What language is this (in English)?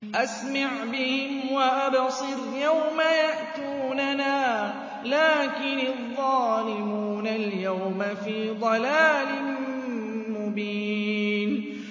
Arabic